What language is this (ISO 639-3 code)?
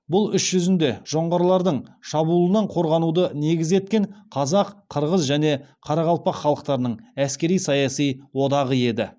kaz